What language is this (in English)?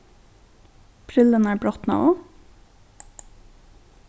Faroese